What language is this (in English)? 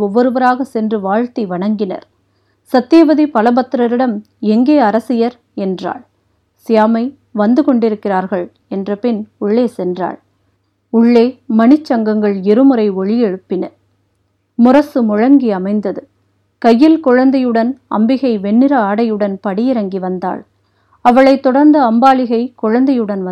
Tamil